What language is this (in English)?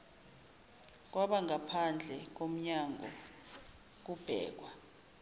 Zulu